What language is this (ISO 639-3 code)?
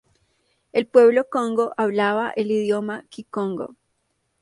spa